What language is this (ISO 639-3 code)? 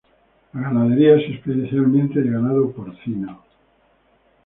spa